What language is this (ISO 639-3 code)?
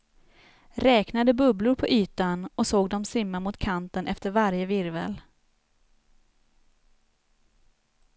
swe